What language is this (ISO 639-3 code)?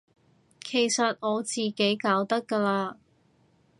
yue